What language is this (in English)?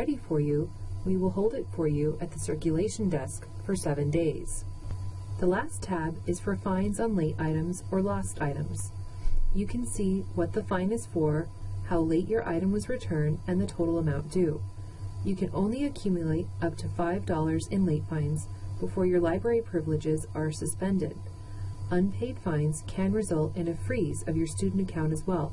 English